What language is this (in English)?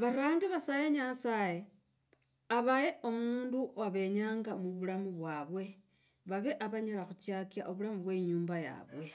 Logooli